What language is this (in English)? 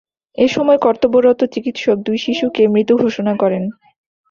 Bangla